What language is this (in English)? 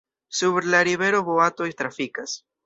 Esperanto